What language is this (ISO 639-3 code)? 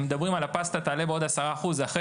heb